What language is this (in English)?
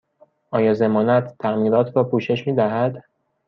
Persian